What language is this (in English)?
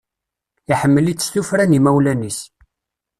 Kabyle